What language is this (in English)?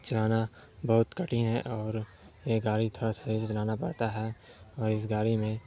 Urdu